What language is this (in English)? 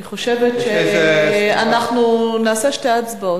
Hebrew